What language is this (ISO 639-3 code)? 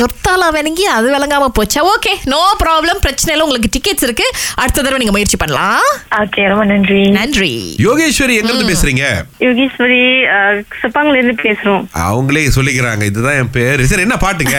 tam